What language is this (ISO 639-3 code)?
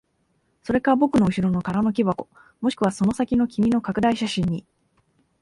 jpn